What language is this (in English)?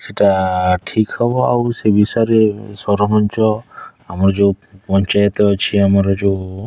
Odia